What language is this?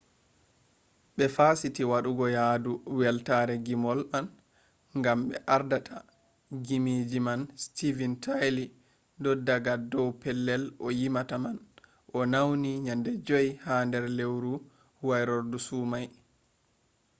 Fula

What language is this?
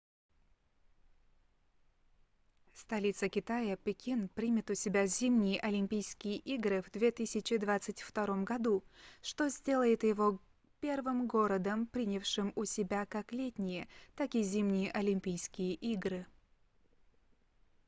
Russian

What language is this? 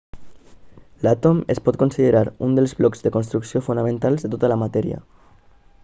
Catalan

